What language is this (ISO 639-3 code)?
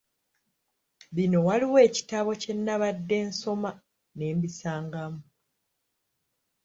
lug